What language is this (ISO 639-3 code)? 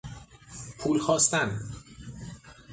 fas